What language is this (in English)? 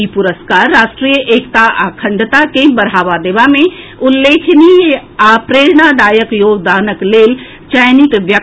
Maithili